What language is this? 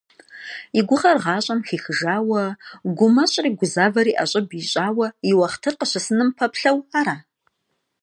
Kabardian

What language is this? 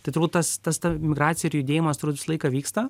Lithuanian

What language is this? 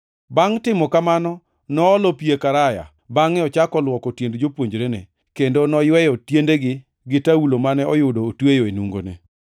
Luo (Kenya and Tanzania)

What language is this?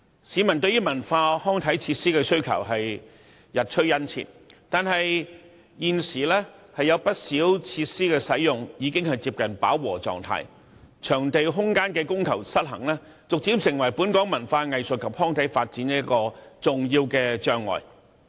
Cantonese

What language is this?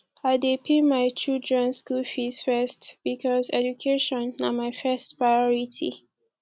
Nigerian Pidgin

